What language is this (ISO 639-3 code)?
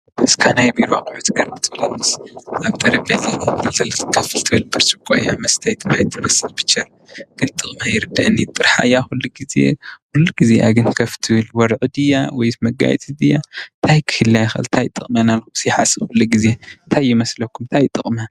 tir